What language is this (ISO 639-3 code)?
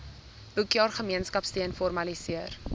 afr